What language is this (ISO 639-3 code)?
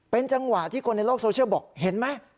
tha